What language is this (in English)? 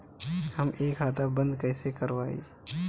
Bhojpuri